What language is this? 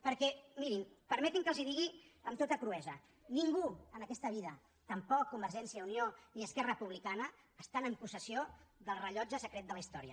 Catalan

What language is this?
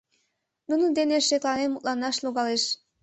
Mari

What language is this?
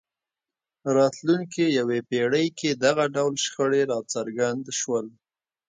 Pashto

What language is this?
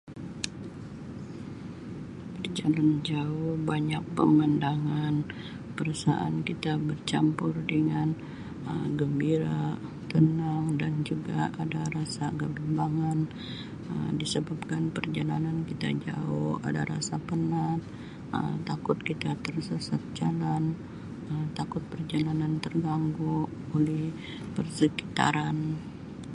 Sabah Malay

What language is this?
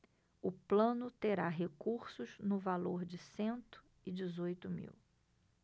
Portuguese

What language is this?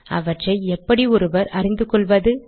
Tamil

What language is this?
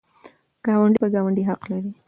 Pashto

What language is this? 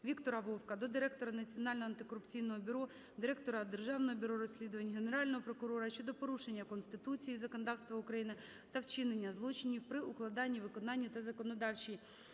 Ukrainian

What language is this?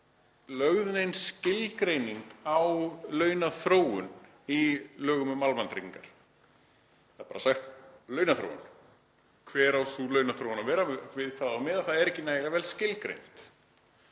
Icelandic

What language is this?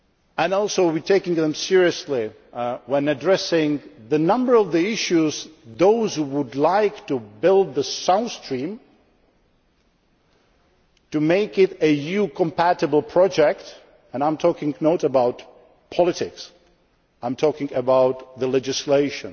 English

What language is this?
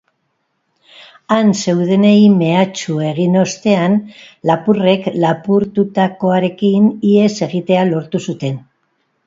Basque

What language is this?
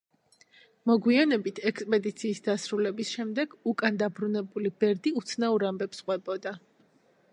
Georgian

